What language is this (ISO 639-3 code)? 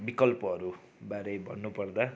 nep